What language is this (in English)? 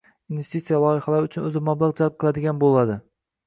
Uzbek